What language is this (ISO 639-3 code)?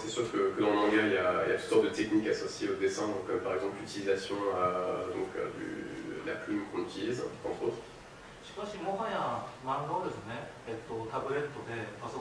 fra